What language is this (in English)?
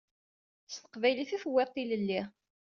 Kabyle